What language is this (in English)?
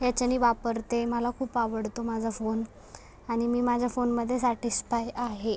Marathi